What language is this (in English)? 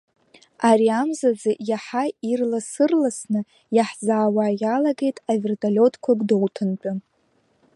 Abkhazian